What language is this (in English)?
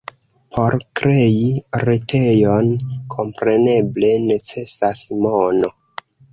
Esperanto